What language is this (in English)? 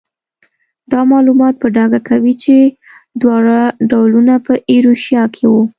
Pashto